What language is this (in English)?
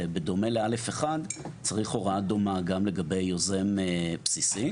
Hebrew